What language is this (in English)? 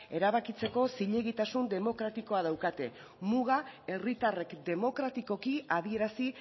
Basque